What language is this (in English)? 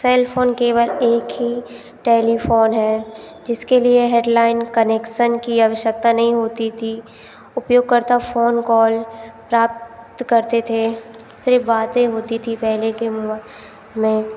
Hindi